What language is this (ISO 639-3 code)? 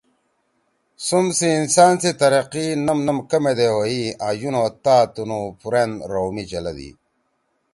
trw